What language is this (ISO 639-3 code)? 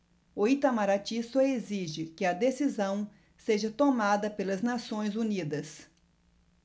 por